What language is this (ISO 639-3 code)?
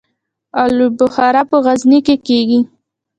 pus